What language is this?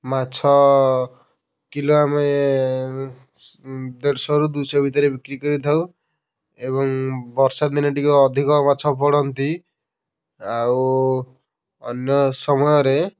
Odia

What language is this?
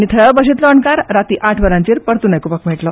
Konkani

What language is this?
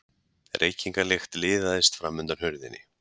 Icelandic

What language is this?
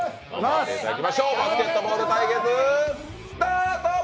Japanese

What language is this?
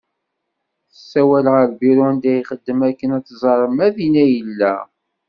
Kabyle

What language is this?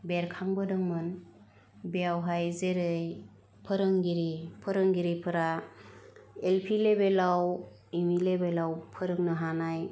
Bodo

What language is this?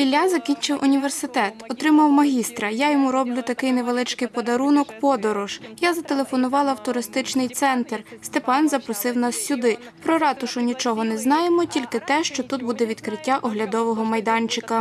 Ukrainian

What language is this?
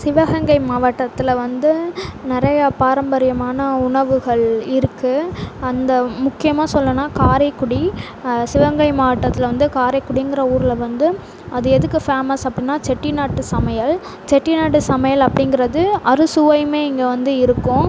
Tamil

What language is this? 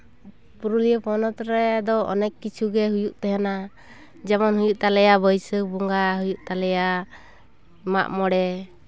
Santali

